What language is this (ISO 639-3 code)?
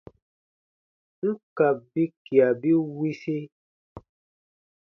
bba